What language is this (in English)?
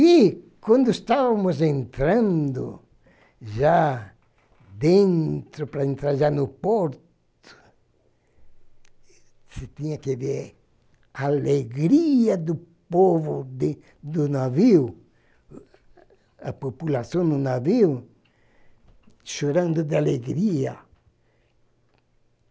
Portuguese